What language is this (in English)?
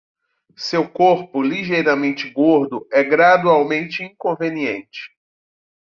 Portuguese